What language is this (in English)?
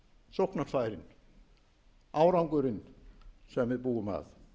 Icelandic